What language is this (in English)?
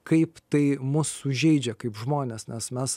Lithuanian